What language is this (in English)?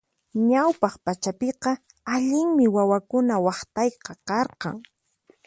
Puno Quechua